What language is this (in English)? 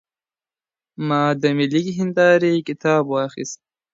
Pashto